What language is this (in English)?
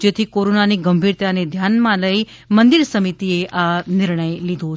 Gujarati